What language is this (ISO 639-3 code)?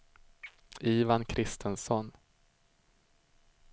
swe